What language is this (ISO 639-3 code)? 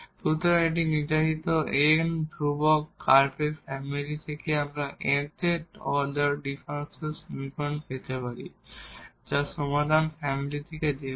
ben